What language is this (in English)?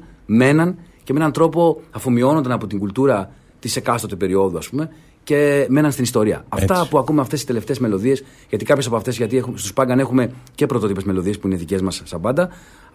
Greek